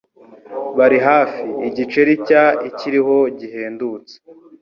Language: Kinyarwanda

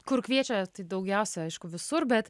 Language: Lithuanian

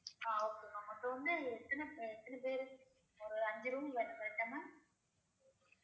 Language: Tamil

